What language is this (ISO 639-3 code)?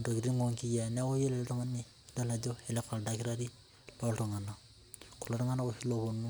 mas